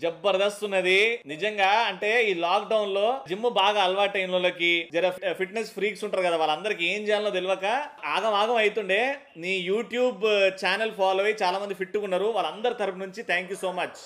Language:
Telugu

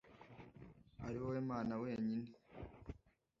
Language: Kinyarwanda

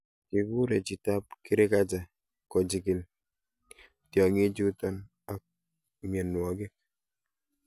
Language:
Kalenjin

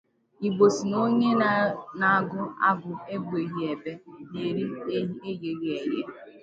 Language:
Igbo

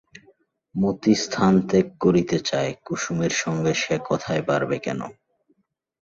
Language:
Bangla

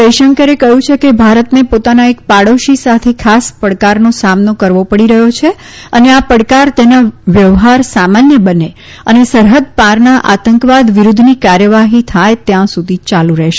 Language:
Gujarati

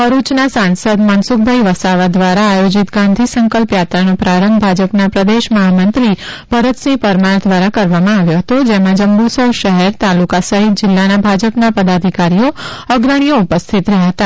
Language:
Gujarati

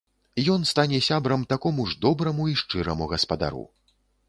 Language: Belarusian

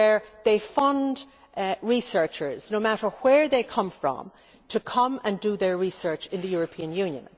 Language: English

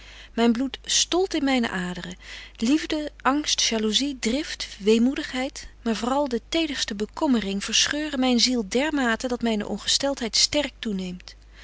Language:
Dutch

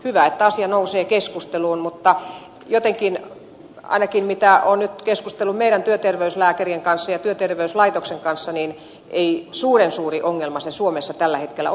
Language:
Finnish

